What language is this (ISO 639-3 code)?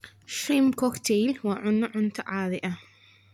som